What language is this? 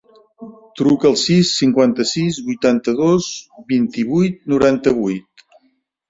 Catalan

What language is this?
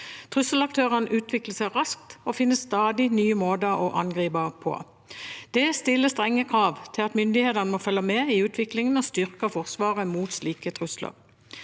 Norwegian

